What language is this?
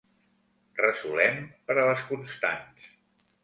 Catalan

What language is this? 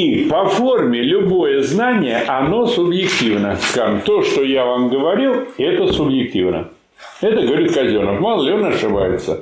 Russian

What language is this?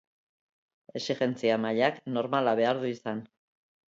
Basque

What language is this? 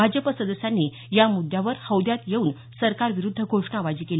Marathi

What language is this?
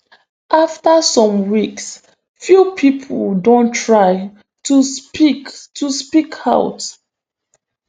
Nigerian Pidgin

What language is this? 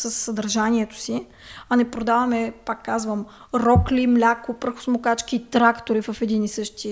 Bulgarian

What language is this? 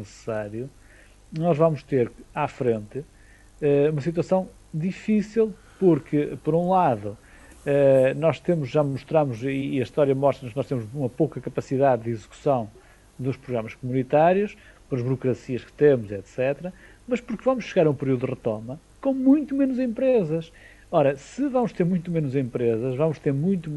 Portuguese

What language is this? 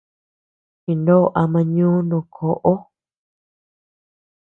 Tepeuxila Cuicatec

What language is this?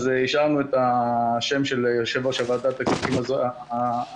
Hebrew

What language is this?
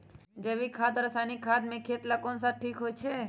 Magahi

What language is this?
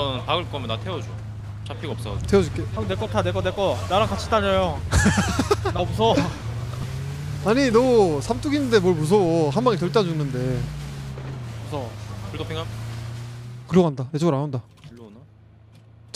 Korean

